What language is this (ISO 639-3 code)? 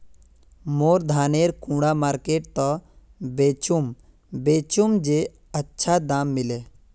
mag